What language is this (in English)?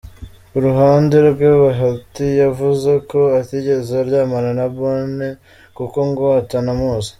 Kinyarwanda